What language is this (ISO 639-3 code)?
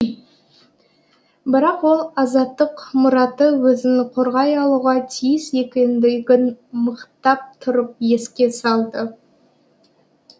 kaz